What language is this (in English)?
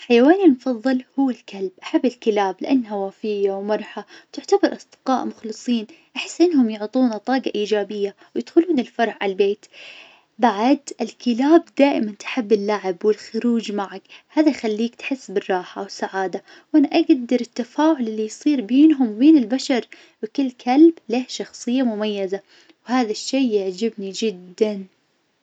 Najdi Arabic